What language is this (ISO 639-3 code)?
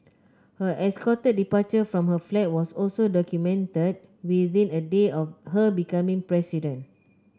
eng